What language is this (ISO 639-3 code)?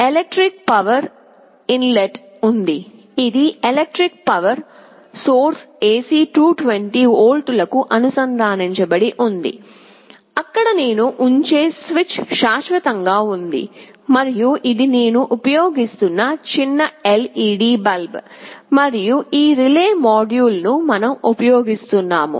tel